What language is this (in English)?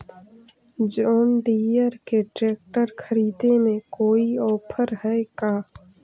Magahi